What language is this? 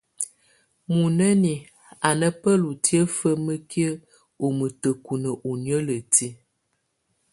Tunen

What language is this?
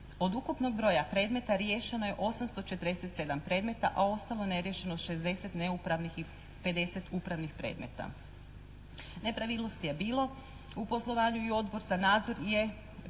Croatian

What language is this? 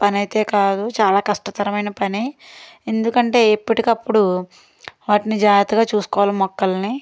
Telugu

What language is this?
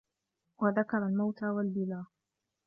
Arabic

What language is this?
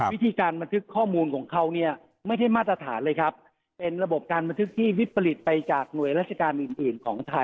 Thai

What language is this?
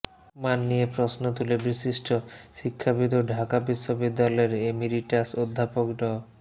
Bangla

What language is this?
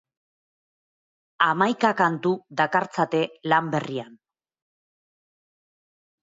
Basque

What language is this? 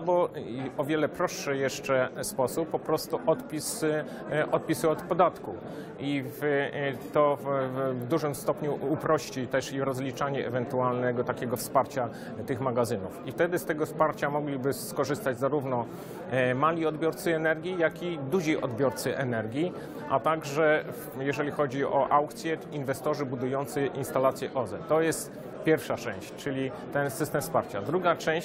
Polish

